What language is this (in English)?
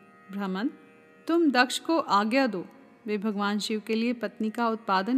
Hindi